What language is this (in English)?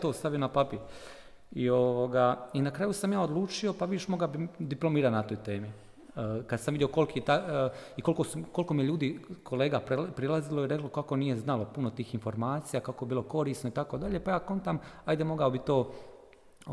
Croatian